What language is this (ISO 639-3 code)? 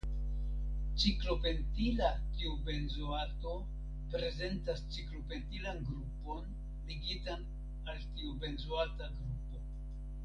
epo